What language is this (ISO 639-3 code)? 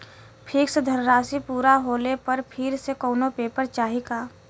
bho